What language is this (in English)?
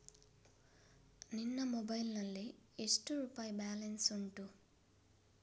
Kannada